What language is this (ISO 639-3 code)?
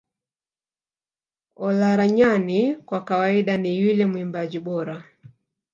swa